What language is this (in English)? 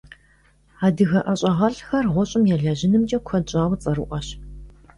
Kabardian